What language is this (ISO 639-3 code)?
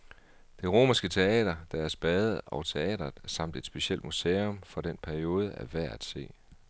dan